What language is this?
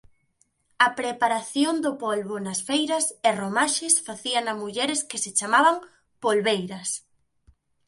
Galician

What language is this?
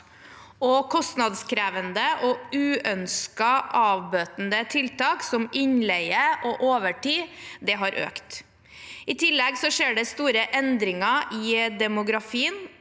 Norwegian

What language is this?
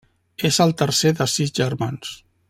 Catalan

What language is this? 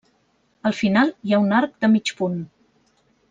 Catalan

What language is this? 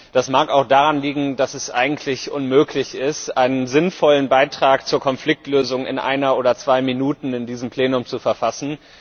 German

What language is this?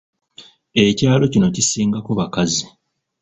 Ganda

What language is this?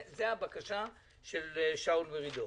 Hebrew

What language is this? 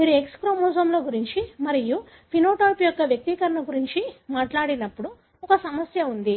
Telugu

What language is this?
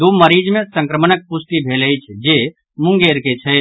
Maithili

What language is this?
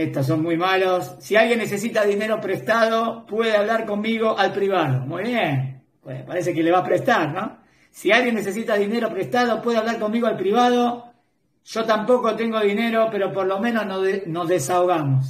Spanish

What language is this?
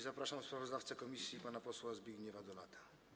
Polish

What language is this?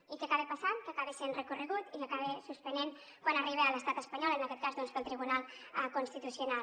Catalan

